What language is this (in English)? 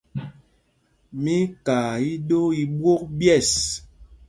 Mpumpong